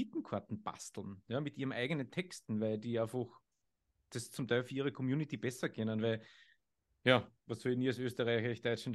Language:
German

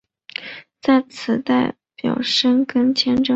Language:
Chinese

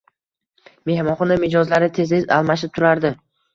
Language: Uzbek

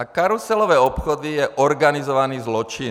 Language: Czech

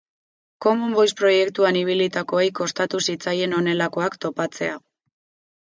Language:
Basque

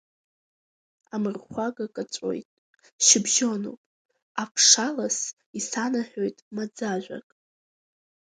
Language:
Abkhazian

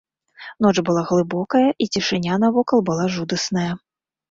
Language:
Belarusian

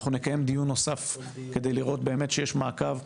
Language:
Hebrew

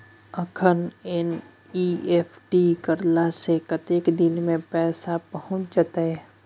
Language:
Maithili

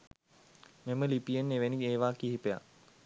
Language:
Sinhala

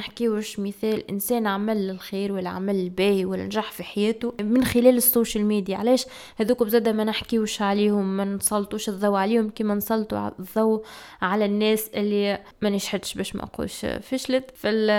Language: Arabic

